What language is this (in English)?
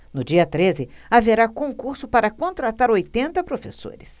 Portuguese